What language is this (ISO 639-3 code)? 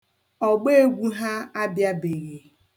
ibo